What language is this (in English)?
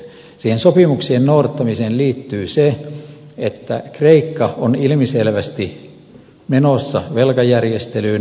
Finnish